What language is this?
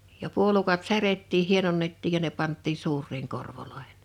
Finnish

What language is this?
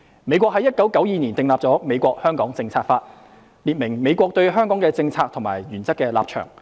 Cantonese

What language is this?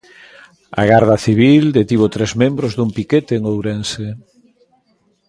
Galician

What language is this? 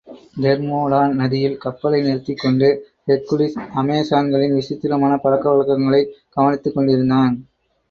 Tamil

